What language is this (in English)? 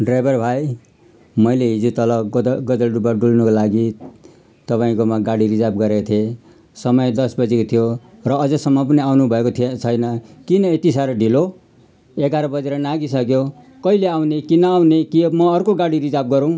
Nepali